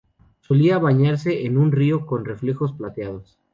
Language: Spanish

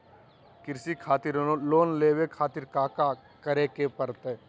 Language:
Magahi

